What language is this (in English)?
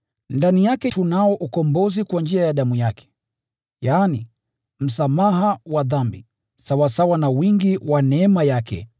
Swahili